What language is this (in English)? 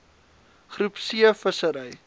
Afrikaans